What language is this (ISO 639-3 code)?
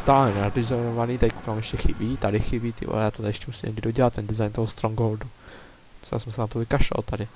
ces